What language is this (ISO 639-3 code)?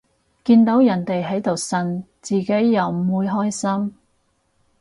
yue